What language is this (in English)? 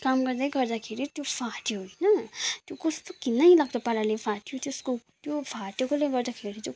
Nepali